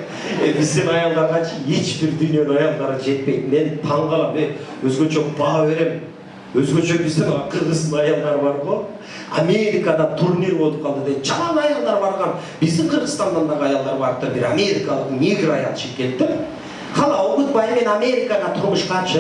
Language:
Turkish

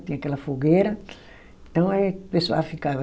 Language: Portuguese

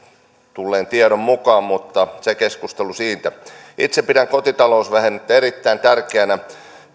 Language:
Finnish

